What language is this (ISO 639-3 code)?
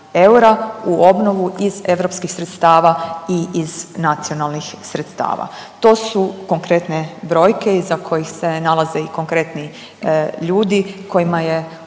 hrv